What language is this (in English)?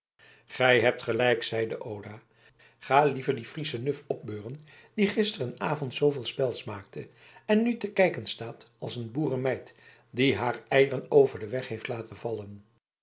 Dutch